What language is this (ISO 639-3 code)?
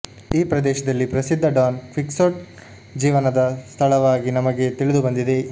kan